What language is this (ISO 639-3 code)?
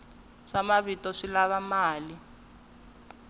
tso